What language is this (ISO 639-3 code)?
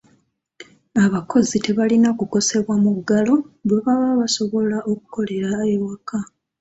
lug